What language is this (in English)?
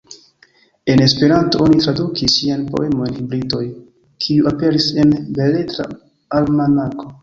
Esperanto